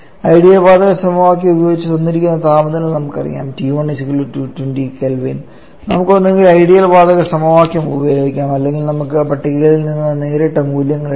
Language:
Malayalam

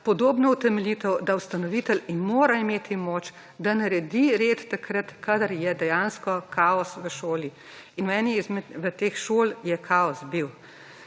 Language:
Slovenian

